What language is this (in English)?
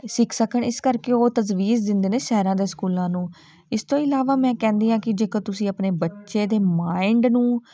Punjabi